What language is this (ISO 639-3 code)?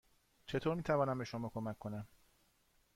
fas